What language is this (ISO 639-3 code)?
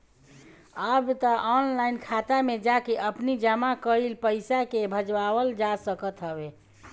bho